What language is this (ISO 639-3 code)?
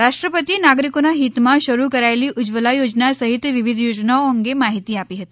guj